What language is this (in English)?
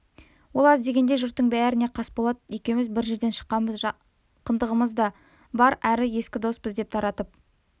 Kazakh